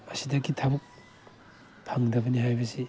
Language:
Manipuri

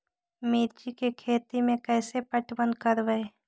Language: Magahi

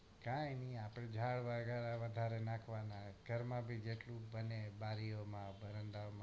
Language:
Gujarati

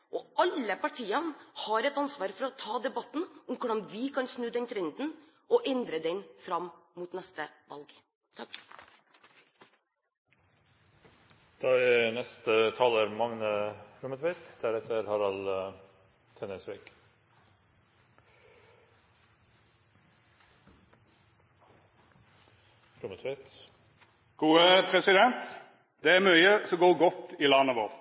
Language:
Norwegian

